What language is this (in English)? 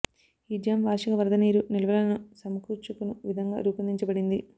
Telugu